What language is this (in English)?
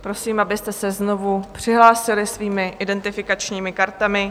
Czech